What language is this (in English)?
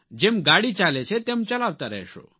Gujarati